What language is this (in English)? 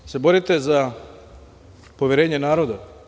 Serbian